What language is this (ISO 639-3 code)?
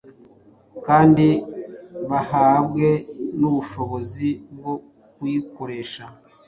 kin